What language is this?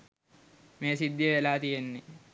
Sinhala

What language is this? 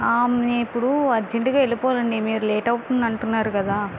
Telugu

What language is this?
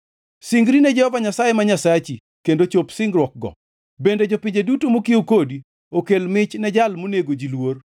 Luo (Kenya and Tanzania)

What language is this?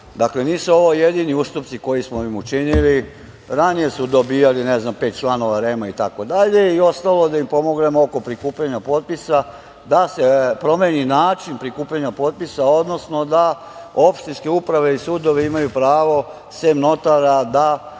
Serbian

